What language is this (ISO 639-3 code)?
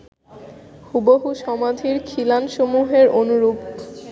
ben